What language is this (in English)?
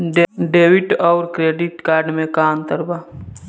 Bhojpuri